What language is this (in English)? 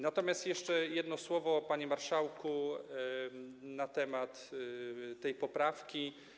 Polish